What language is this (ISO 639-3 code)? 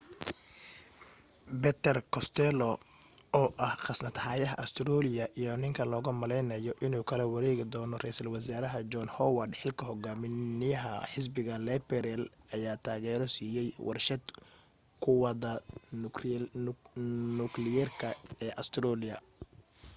som